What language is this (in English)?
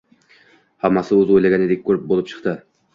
Uzbek